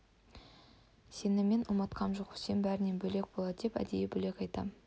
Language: Kazakh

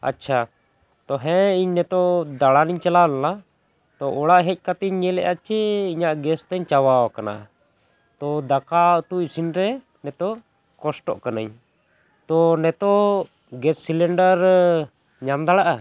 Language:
Santali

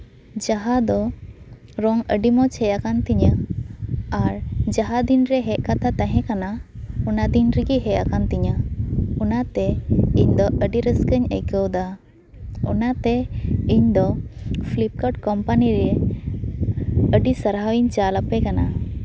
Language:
Santali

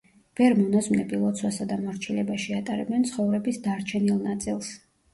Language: Georgian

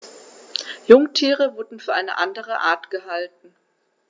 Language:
German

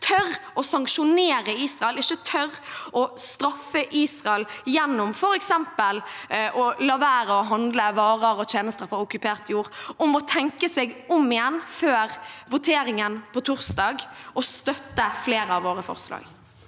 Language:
Norwegian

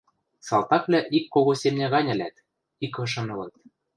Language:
Western Mari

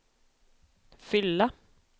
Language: Swedish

